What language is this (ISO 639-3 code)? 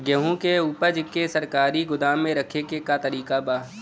bho